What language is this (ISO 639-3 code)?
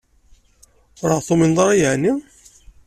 kab